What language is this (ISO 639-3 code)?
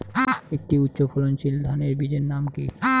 ben